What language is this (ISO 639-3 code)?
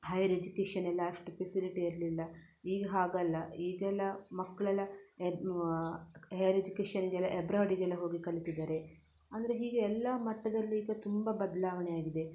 kan